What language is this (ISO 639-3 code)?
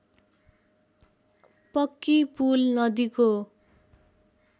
nep